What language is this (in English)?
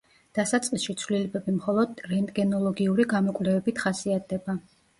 Georgian